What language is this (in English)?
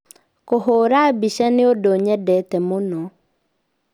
Kikuyu